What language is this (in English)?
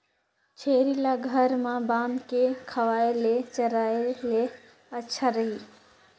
Chhattisgarhi